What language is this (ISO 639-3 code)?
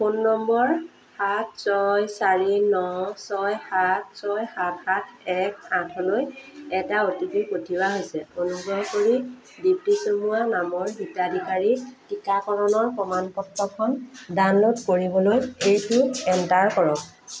asm